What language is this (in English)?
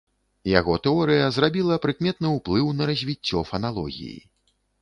Belarusian